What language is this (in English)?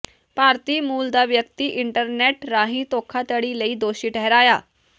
Punjabi